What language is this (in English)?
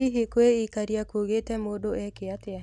Kikuyu